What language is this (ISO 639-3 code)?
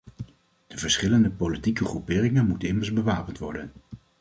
nld